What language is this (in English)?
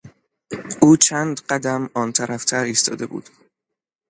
Persian